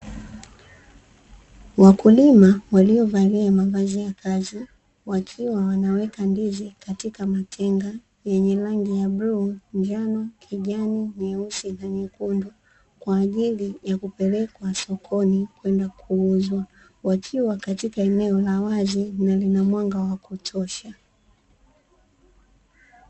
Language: Swahili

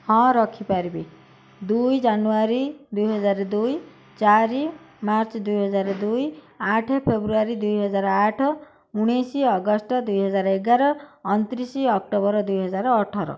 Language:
Odia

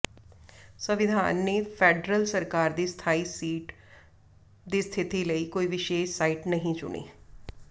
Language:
Punjabi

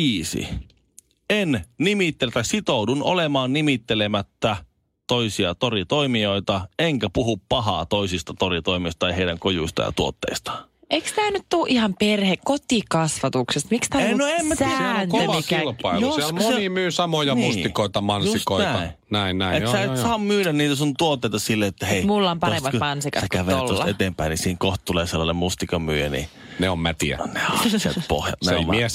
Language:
Finnish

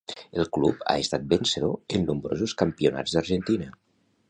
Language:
Catalan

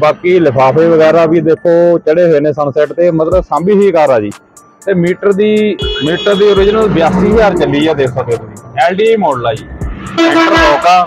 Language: Hindi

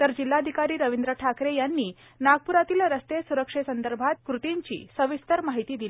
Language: Marathi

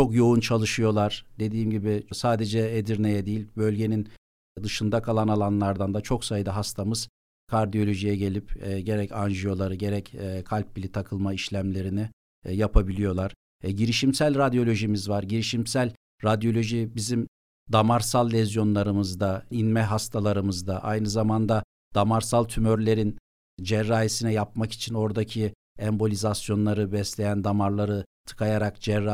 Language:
Turkish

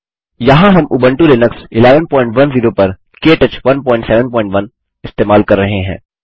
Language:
Hindi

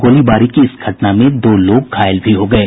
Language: Hindi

